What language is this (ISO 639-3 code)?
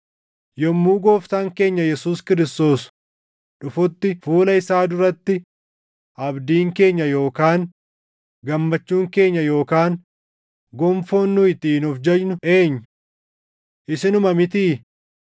orm